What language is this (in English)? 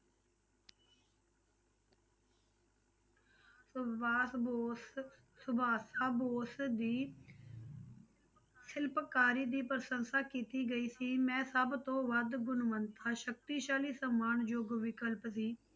Punjabi